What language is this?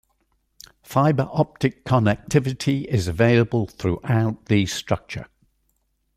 English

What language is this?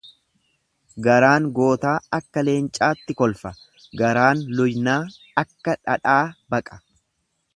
Oromo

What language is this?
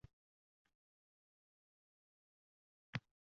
Uzbek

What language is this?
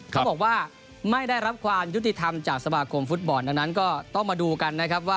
Thai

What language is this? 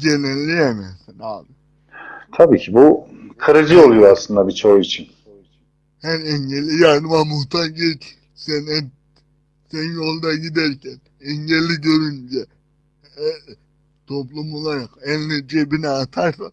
Turkish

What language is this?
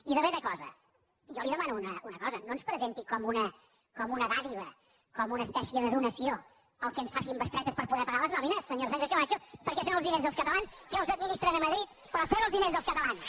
Catalan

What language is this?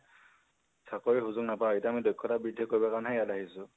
Assamese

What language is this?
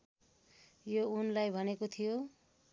Nepali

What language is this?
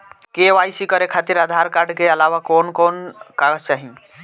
Bhojpuri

